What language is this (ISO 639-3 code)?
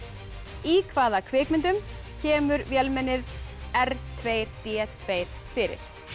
isl